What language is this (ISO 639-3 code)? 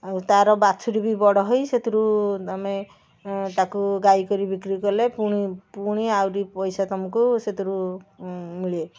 ori